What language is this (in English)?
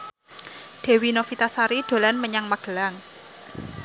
Javanese